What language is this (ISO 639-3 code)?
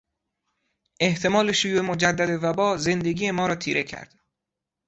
fas